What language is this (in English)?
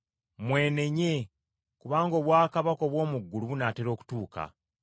Ganda